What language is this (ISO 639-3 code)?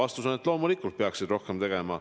est